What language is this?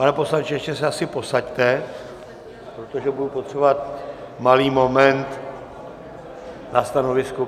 Czech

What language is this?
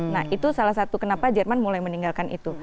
Indonesian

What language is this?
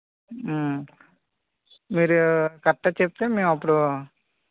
Telugu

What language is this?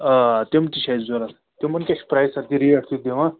Kashmiri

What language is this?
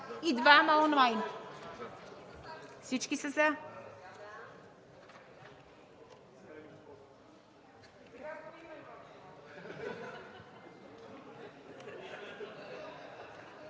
Bulgarian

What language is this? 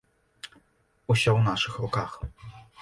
Belarusian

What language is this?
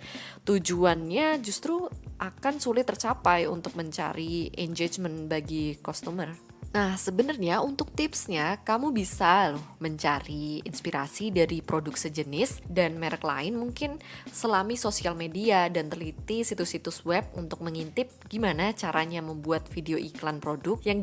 Indonesian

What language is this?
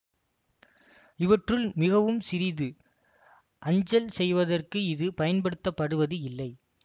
Tamil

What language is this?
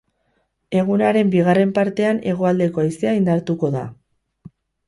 Basque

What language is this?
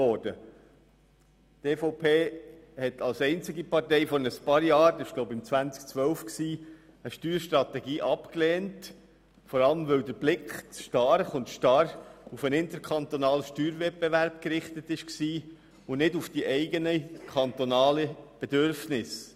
Swiss German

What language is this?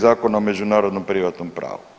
Croatian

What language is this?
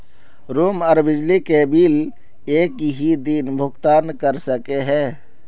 Magahi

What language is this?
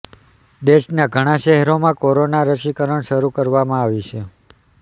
Gujarati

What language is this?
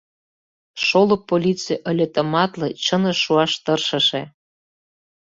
Mari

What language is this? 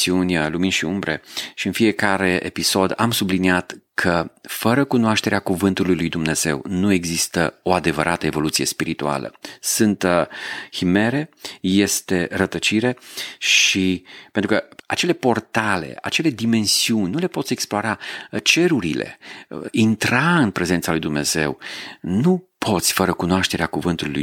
Romanian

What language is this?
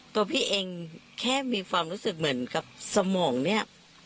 Thai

